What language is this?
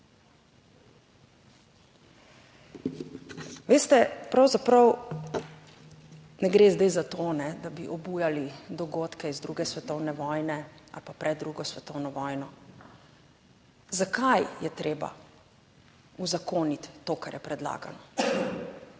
Slovenian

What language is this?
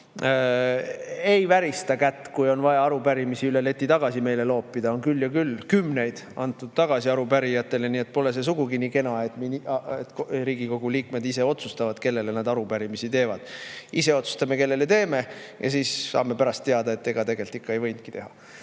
Estonian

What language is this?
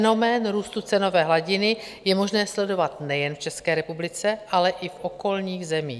Czech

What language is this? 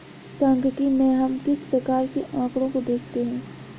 Hindi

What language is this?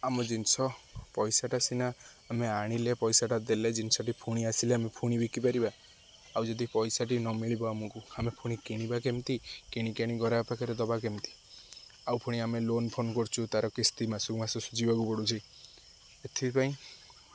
Odia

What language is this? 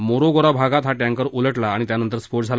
Marathi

